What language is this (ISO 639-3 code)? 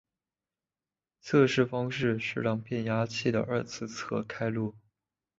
zho